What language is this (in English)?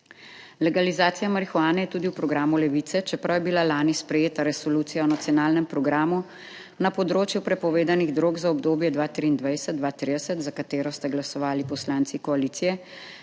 Slovenian